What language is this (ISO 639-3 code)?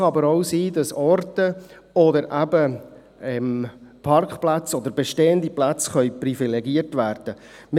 gsw